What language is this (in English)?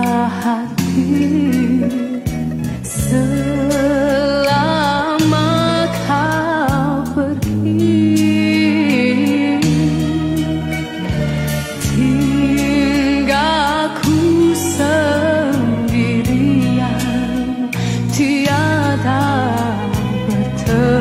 Korean